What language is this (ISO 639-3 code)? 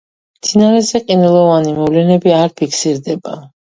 kat